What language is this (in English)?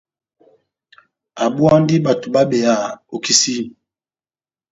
Batanga